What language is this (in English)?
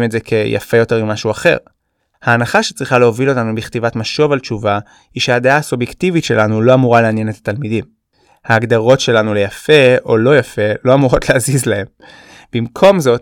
Hebrew